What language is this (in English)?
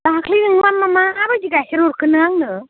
Bodo